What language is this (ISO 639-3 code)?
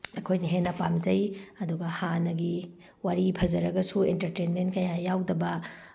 mni